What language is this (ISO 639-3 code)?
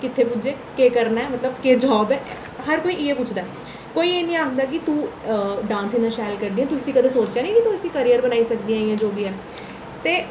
doi